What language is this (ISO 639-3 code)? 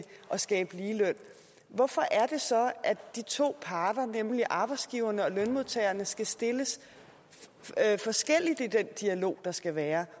dan